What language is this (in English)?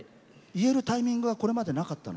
Japanese